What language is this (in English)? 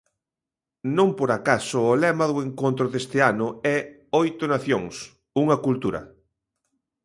Galician